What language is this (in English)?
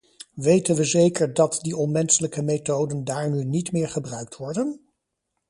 Dutch